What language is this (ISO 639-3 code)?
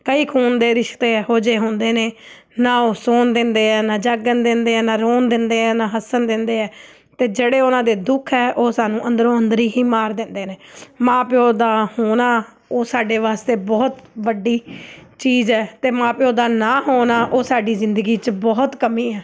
pan